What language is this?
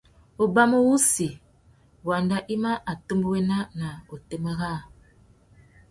Tuki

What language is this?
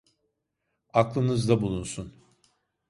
Turkish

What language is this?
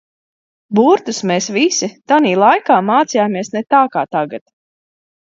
Latvian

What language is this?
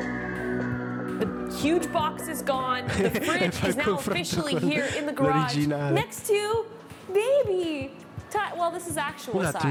Italian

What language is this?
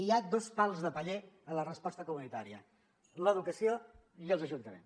Catalan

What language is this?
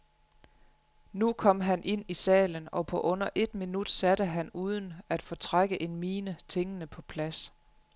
Danish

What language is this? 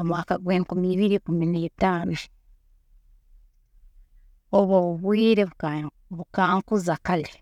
Tooro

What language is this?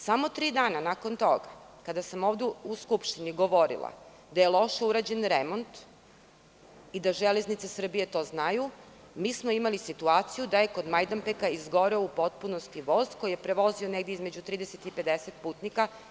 Serbian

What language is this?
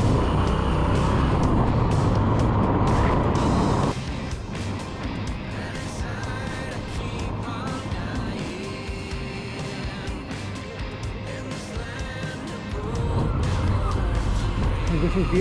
English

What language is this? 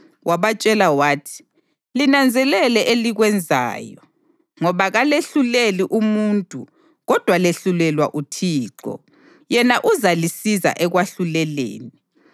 North Ndebele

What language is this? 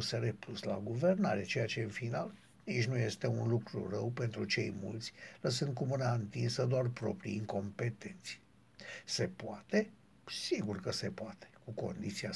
Romanian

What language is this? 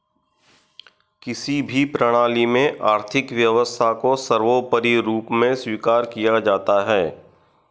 Hindi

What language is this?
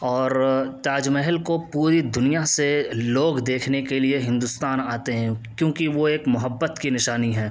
Urdu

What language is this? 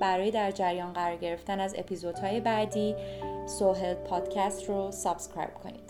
Persian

